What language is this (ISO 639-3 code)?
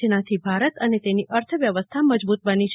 guj